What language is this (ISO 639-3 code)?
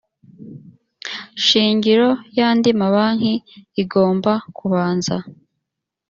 kin